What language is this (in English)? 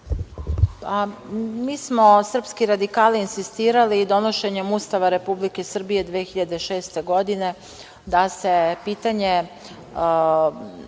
Serbian